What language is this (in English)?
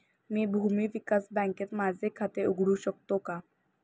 Marathi